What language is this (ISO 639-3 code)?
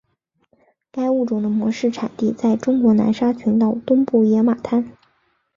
zho